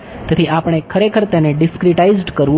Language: Gujarati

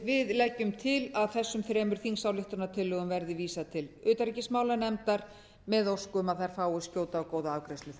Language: Icelandic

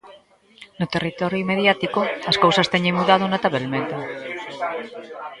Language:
Galician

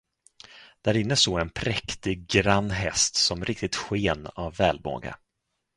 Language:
Swedish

